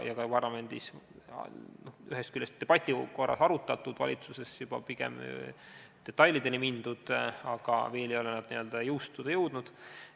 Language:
Estonian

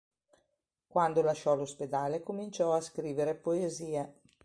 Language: Italian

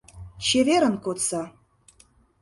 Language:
Mari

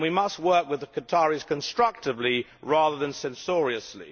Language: English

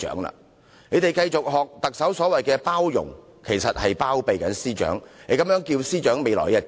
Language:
Cantonese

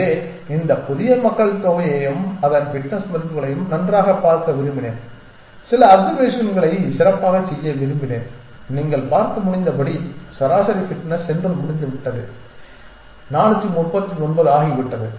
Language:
Tamil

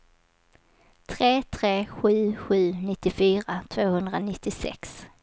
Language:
Swedish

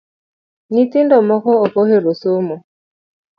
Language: Luo (Kenya and Tanzania)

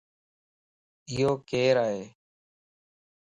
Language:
Lasi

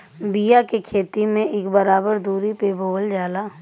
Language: Bhojpuri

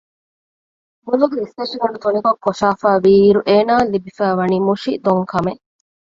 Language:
Divehi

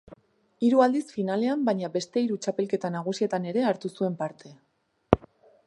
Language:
Basque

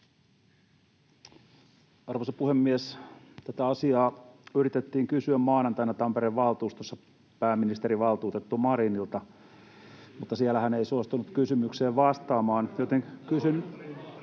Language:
Finnish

